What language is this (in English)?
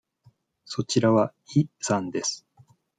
Japanese